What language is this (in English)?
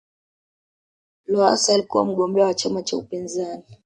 Swahili